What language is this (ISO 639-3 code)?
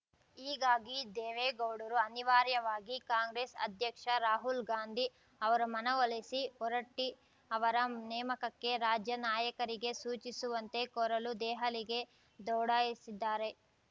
kan